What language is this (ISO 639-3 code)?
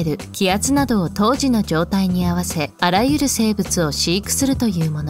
jpn